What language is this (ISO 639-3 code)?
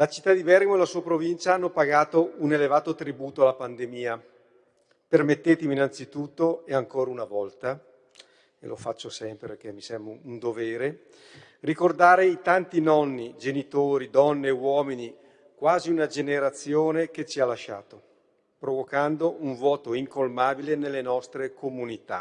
ita